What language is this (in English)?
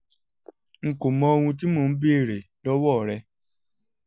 Yoruba